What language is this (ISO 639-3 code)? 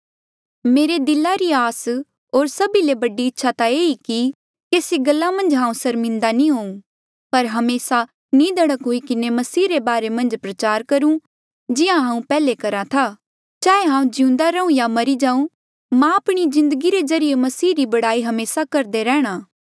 mjl